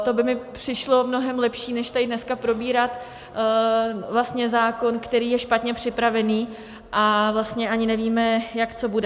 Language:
Czech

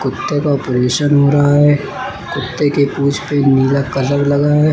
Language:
Hindi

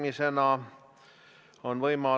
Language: Estonian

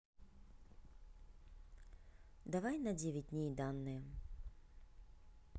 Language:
Russian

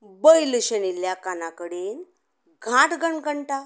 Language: Konkani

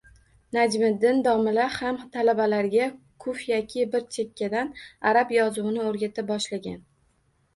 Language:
Uzbek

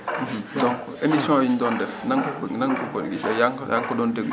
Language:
Wolof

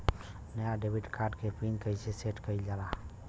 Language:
Bhojpuri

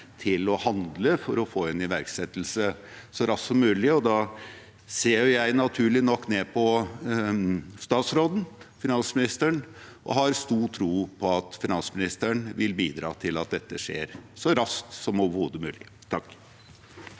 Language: Norwegian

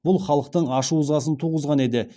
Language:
Kazakh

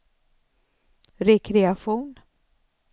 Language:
Swedish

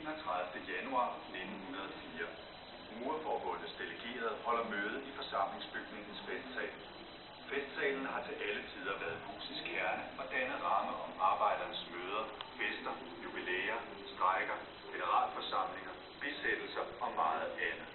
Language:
Danish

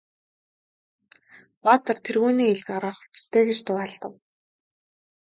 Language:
Mongolian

